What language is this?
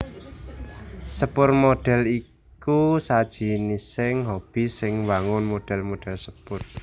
Javanese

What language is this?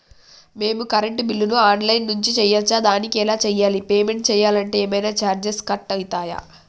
Telugu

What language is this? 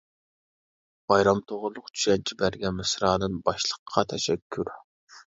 Uyghur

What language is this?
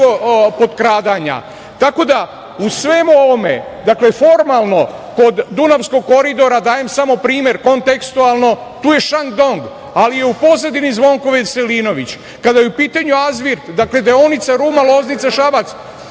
Serbian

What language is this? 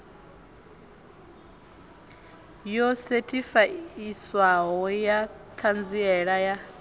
Venda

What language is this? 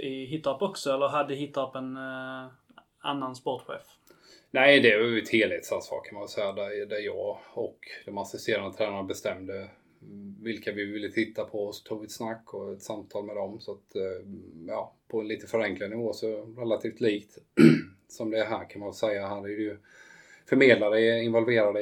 Swedish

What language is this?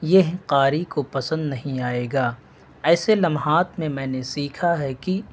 Urdu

